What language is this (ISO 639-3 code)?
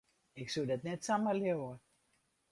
fry